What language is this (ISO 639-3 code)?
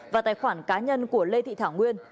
vie